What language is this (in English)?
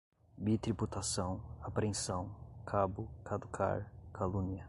Portuguese